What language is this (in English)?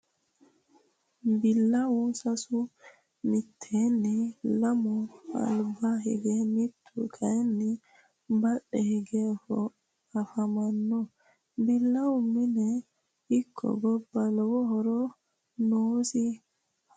Sidamo